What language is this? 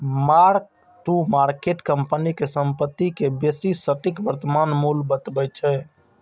Maithili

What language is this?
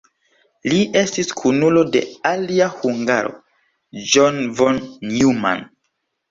Esperanto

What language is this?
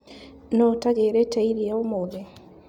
Kikuyu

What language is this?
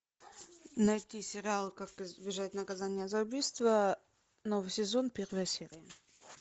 Russian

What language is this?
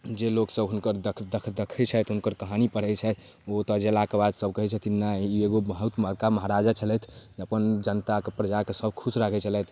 Maithili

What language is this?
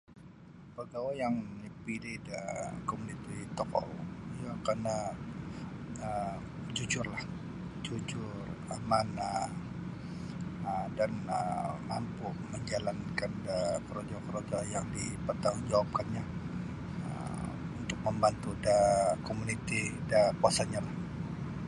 Sabah Bisaya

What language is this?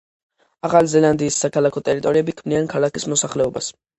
Georgian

